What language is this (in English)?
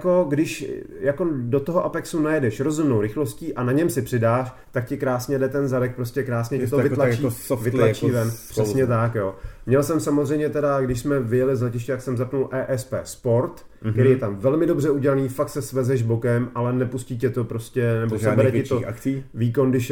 Czech